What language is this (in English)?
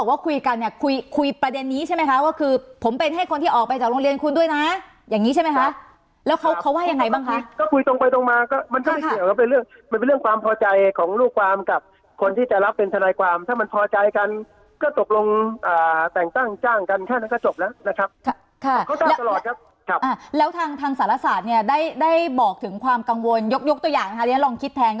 Thai